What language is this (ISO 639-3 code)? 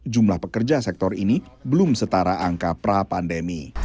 ind